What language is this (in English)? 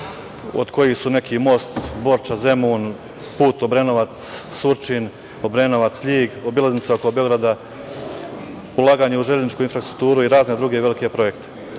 Serbian